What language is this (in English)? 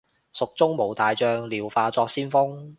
Cantonese